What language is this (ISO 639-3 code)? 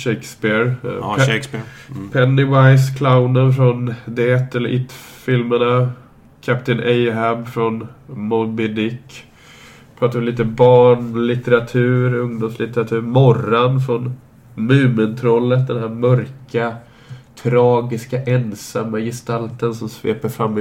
swe